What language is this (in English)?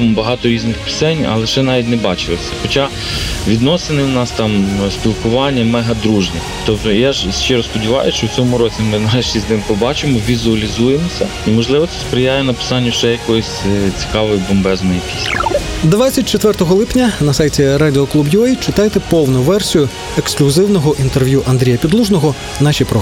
Ukrainian